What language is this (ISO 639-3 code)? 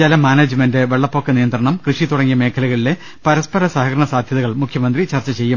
mal